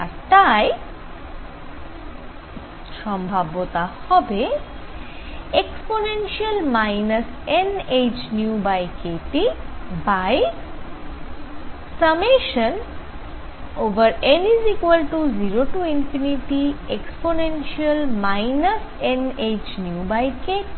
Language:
Bangla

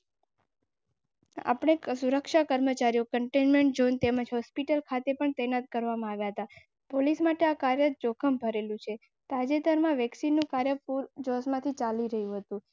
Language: Gujarati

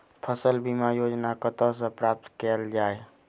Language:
Maithili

